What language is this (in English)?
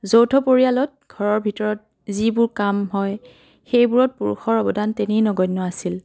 Assamese